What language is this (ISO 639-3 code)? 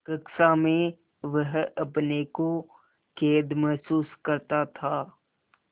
hin